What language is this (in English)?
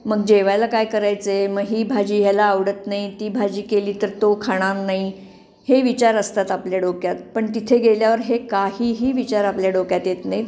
Marathi